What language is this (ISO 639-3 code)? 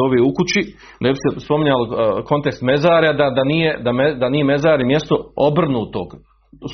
hrv